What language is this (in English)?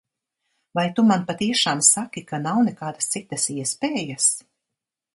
Latvian